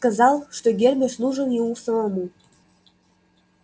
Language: Russian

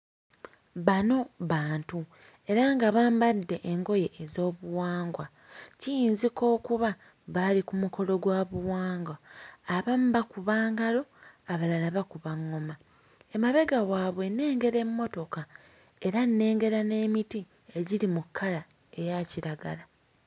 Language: Ganda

